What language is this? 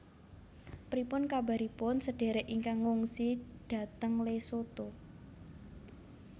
Javanese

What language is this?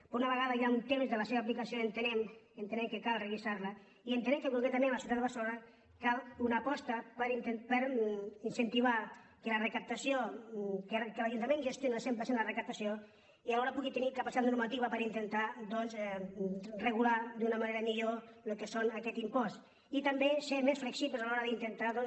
Catalan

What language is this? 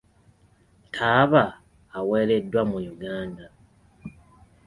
Ganda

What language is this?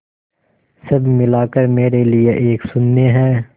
Hindi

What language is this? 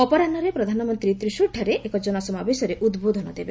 Odia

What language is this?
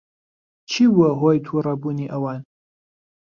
Central Kurdish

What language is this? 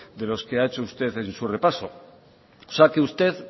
Spanish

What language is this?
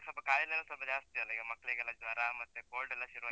Kannada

